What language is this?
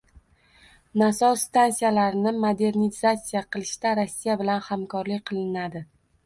Uzbek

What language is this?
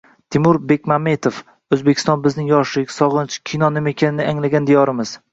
Uzbek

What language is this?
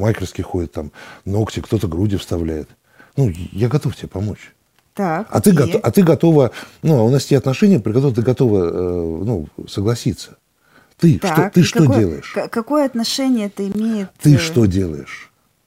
Russian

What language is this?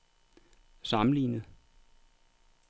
Danish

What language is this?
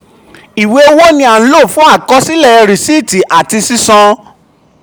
Yoruba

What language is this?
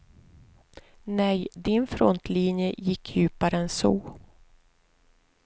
Swedish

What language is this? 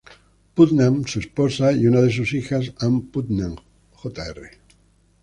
Spanish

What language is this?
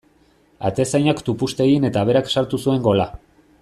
Basque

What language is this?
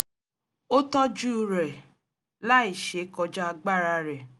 Yoruba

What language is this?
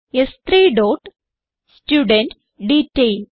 Malayalam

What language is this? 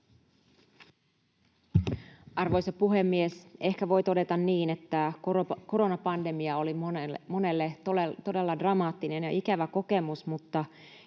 Finnish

